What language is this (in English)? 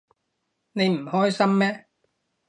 Cantonese